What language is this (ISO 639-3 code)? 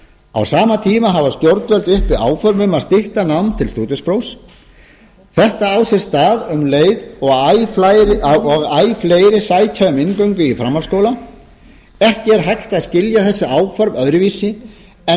isl